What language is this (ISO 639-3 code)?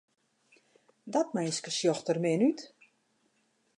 fry